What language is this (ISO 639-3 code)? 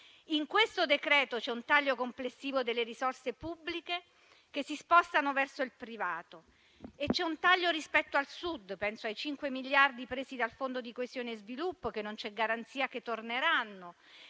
ita